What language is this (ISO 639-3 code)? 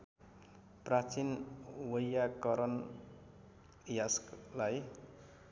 nep